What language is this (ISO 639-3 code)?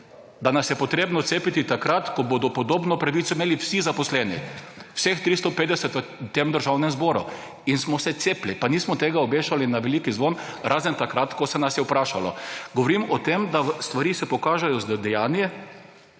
slv